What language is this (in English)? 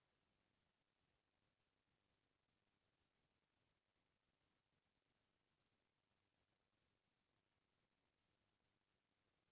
Chhattisgarhi